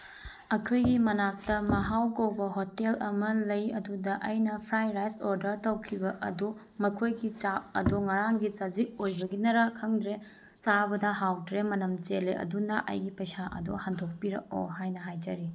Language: Manipuri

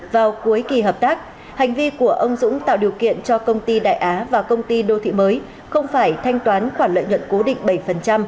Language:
Vietnamese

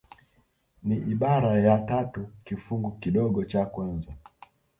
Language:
Swahili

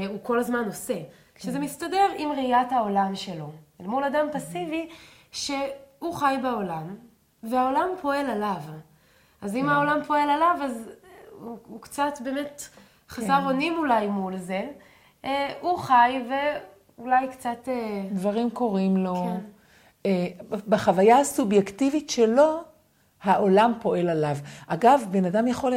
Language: Hebrew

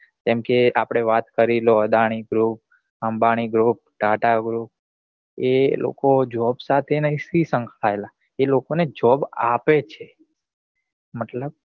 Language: Gujarati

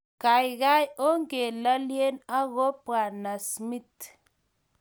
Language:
Kalenjin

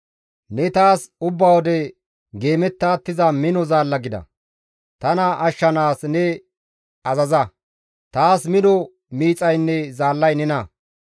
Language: Gamo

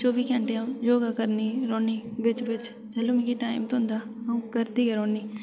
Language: Dogri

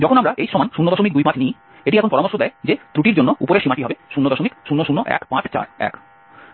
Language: Bangla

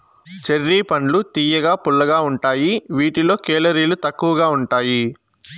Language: Telugu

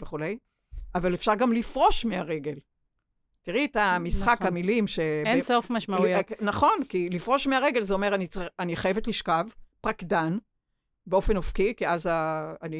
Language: Hebrew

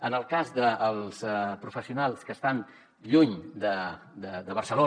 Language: Catalan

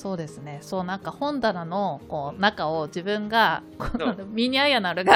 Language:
Japanese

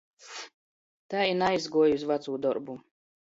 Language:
Latgalian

